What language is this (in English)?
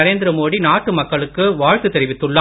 Tamil